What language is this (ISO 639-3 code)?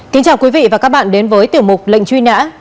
vie